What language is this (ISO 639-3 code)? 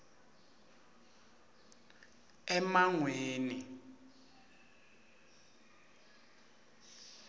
ssw